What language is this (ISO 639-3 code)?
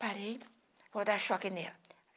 por